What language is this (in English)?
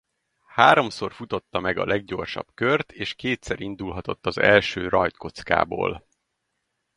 Hungarian